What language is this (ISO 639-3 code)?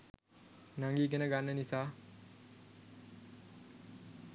sin